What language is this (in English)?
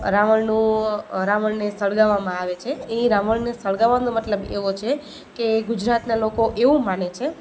Gujarati